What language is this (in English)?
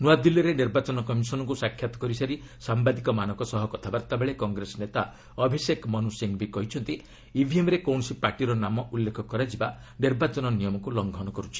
Odia